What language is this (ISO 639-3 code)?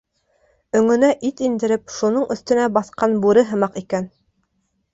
bak